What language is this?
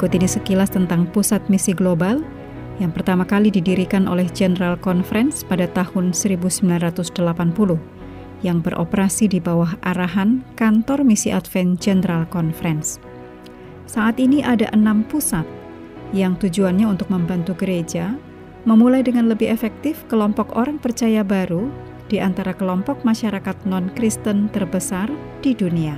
Indonesian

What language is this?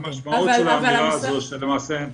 Hebrew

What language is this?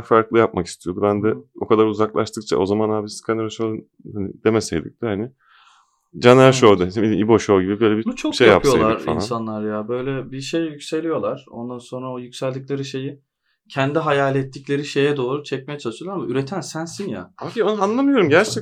Turkish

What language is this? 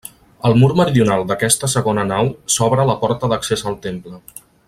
Catalan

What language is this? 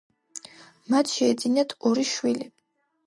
Georgian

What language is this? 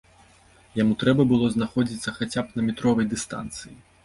Belarusian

